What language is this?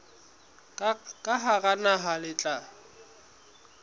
Southern Sotho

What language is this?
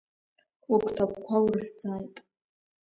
Abkhazian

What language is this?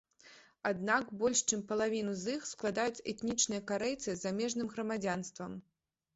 Belarusian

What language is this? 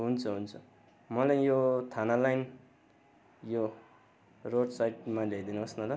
Nepali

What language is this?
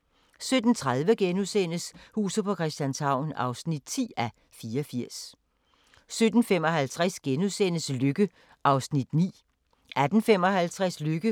Danish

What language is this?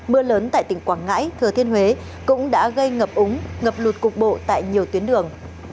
Vietnamese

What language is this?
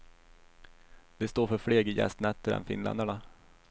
Swedish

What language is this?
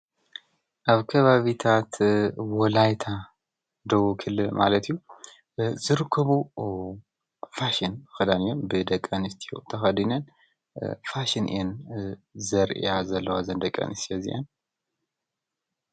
Tigrinya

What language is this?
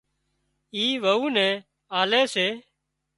Wadiyara Koli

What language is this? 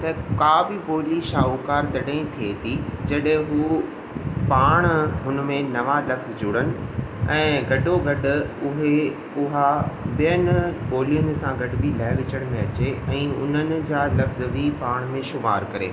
Sindhi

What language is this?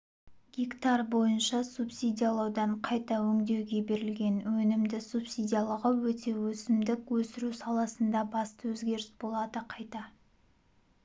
Kazakh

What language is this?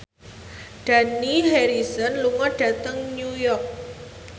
Javanese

